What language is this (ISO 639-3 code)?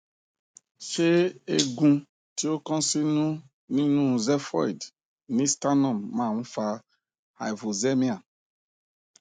yor